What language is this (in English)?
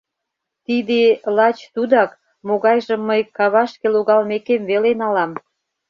Mari